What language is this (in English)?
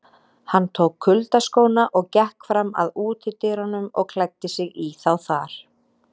Icelandic